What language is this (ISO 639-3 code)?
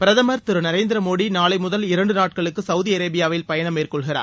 tam